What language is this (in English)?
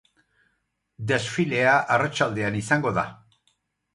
Basque